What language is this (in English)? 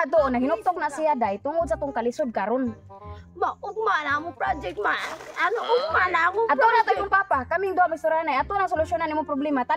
Indonesian